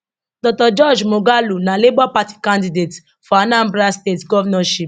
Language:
Nigerian Pidgin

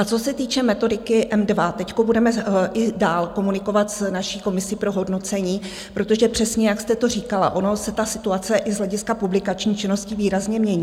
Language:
Czech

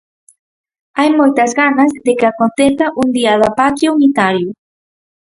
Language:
Galician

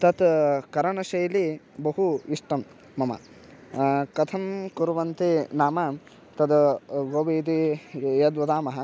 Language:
Sanskrit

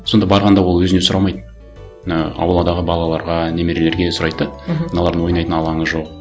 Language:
Kazakh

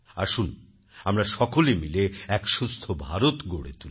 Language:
Bangla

